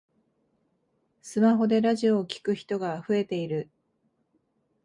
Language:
Japanese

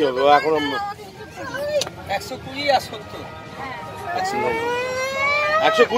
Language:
Turkish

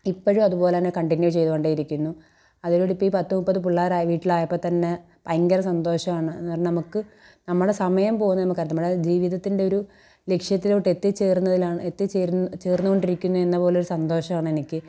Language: Malayalam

